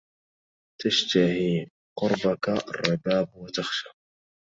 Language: Arabic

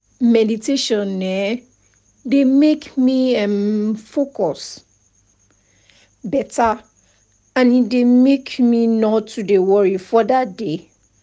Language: Nigerian Pidgin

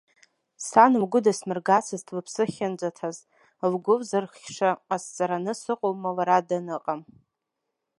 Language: Abkhazian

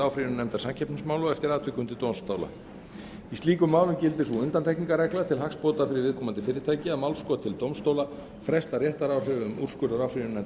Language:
Icelandic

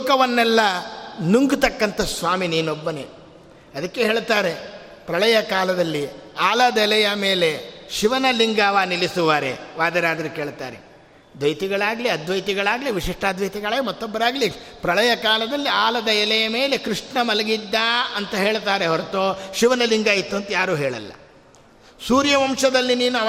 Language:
Kannada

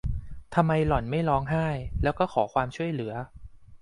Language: Thai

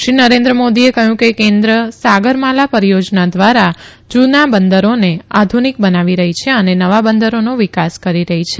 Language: Gujarati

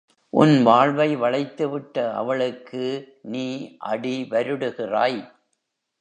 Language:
Tamil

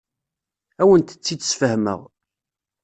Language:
Kabyle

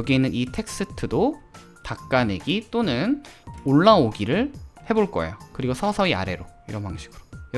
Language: Korean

